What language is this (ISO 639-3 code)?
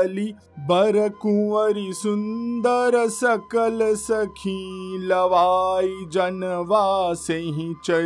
hin